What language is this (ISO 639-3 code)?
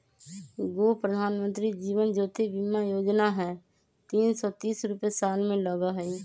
mag